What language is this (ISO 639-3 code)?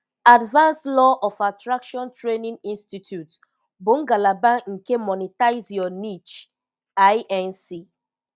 ibo